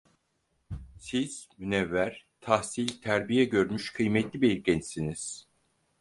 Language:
Turkish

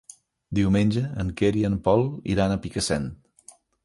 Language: Catalan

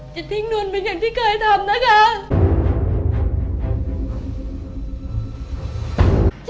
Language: Thai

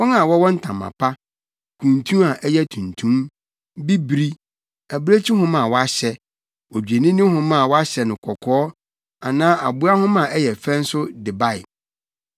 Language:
Akan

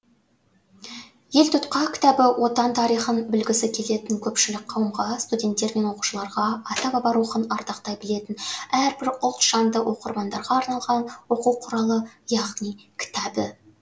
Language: Kazakh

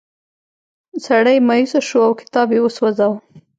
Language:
Pashto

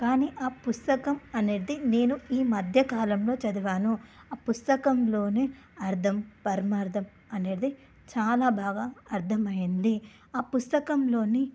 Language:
Telugu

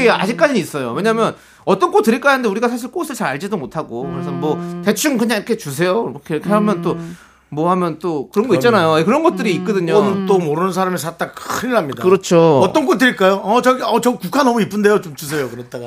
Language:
Korean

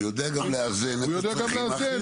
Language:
Hebrew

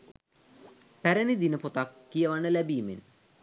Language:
Sinhala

